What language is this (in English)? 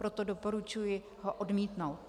Czech